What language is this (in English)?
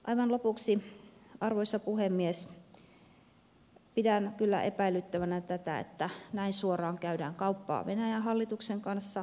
Finnish